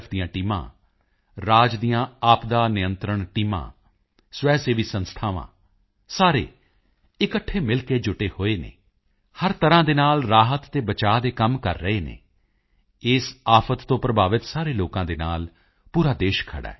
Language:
Punjabi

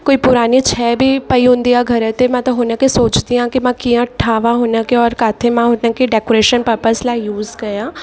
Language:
Sindhi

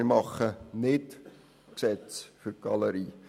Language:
Swiss German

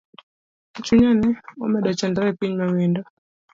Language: Luo (Kenya and Tanzania)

